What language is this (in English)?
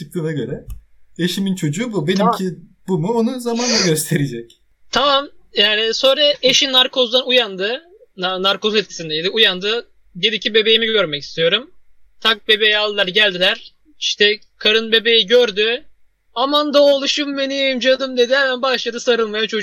Turkish